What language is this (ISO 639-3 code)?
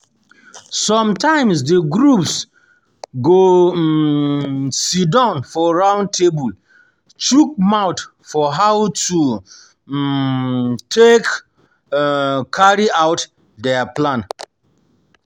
pcm